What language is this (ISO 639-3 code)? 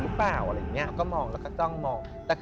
tha